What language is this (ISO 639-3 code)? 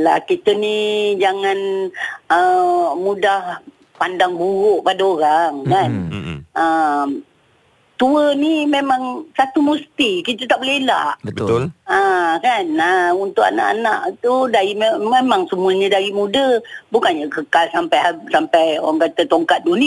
msa